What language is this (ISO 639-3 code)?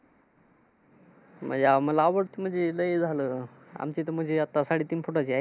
mar